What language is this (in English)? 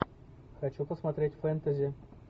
Russian